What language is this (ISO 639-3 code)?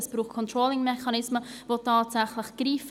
gsw